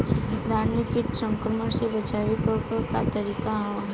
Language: Bhojpuri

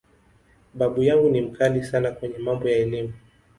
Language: Swahili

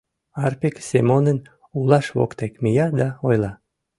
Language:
Mari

